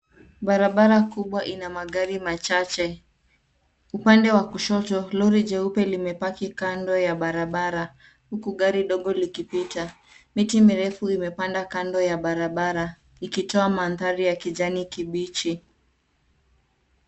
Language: Swahili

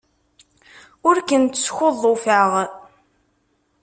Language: Kabyle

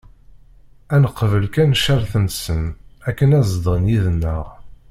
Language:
Kabyle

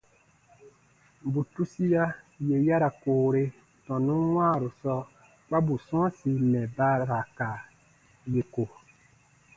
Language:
Baatonum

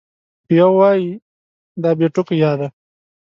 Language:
Pashto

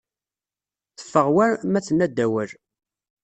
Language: Kabyle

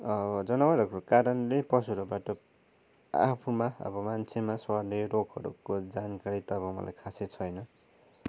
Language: Nepali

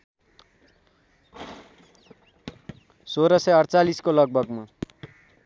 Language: Nepali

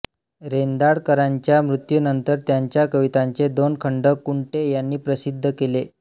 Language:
Marathi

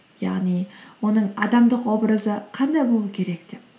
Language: Kazakh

